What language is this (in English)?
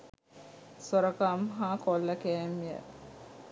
Sinhala